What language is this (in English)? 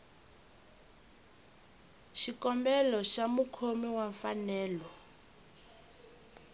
Tsonga